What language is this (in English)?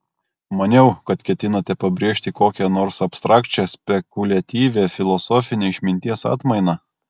Lithuanian